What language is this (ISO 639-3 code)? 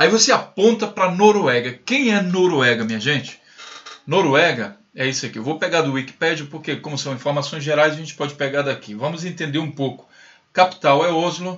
por